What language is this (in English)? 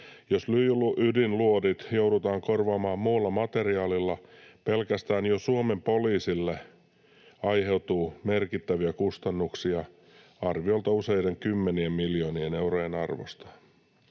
Finnish